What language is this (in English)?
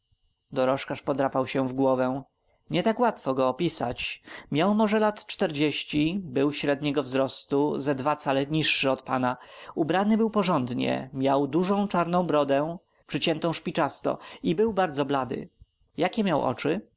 Polish